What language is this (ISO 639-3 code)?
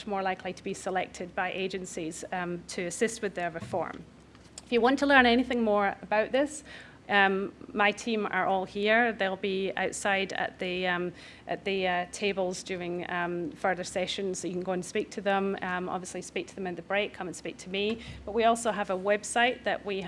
eng